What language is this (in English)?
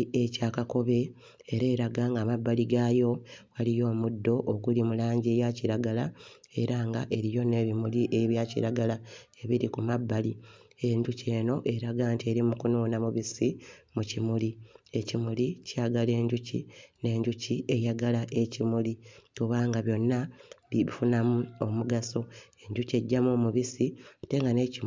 Ganda